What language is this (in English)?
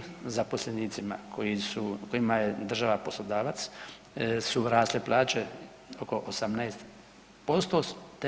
Croatian